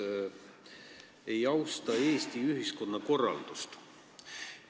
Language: Estonian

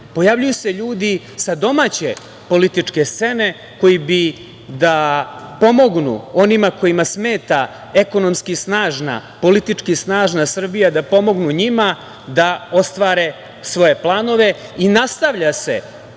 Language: Serbian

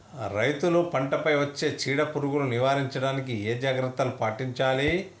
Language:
Telugu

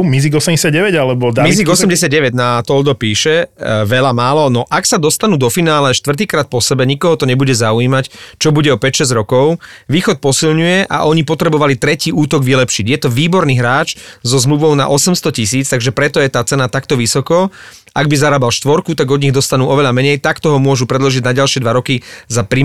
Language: Slovak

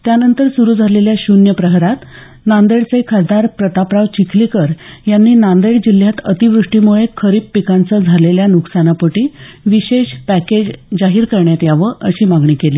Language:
Marathi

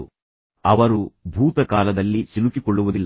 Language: Kannada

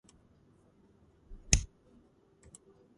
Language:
Georgian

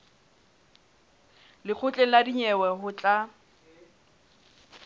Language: Southern Sotho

